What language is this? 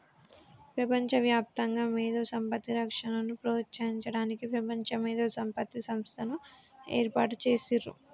Telugu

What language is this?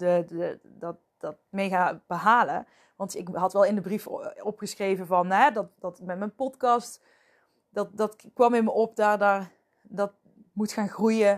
Dutch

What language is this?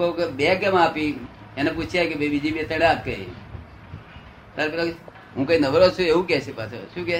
Gujarati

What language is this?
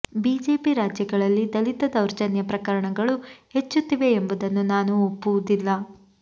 Kannada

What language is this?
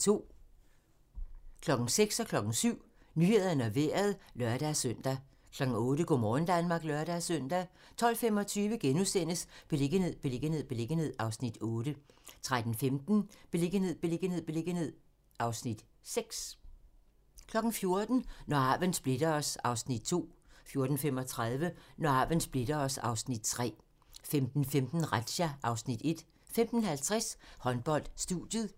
Danish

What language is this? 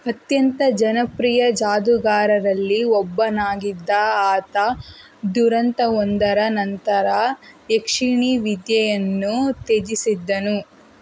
Kannada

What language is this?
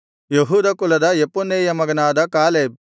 Kannada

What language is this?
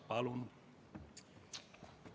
Estonian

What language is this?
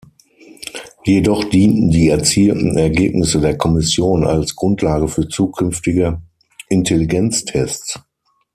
German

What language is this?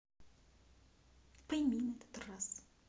Russian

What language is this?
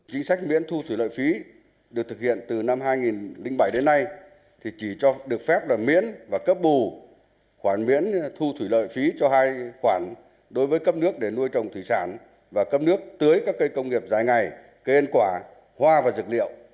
Vietnamese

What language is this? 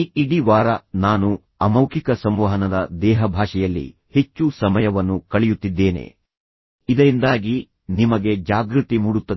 Kannada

